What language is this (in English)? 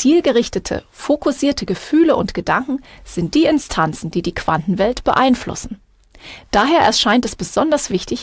German